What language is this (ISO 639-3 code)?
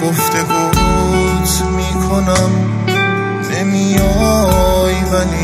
fas